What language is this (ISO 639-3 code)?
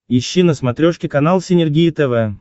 rus